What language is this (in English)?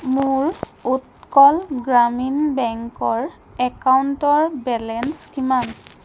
Assamese